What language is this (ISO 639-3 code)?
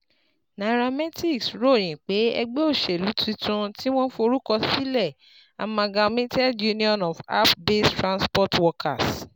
yor